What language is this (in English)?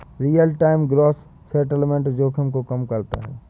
Hindi